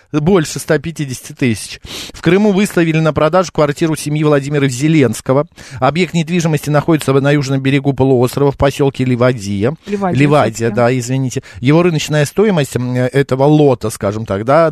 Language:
Russian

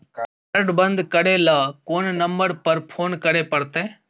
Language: Maithili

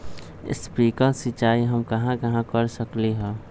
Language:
Magahi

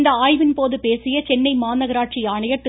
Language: Tamil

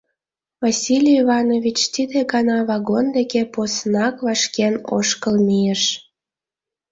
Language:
Mari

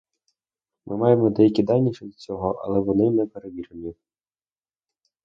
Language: Ukrainian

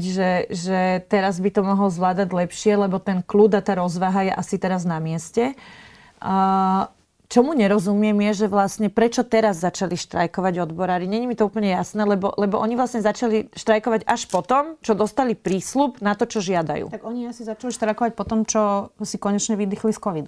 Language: Slovak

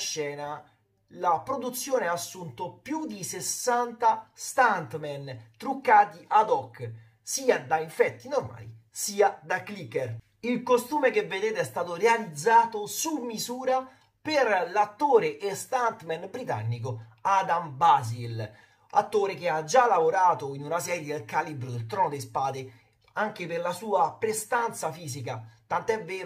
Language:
Italian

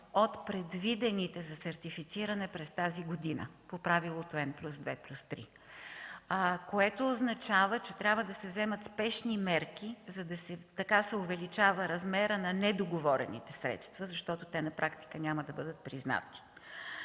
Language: Bulgarian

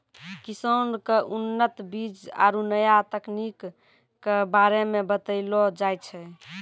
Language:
Maithili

